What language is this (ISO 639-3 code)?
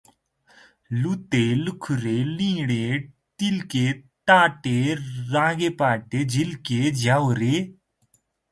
nep